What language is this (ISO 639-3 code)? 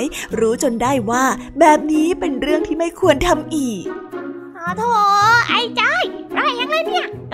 tha